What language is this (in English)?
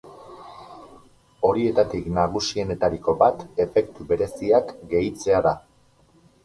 Basque